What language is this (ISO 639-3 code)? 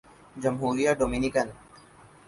urd